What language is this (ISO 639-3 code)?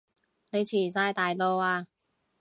yue